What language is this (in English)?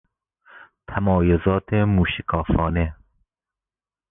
Persian